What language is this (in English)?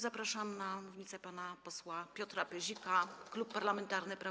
Polish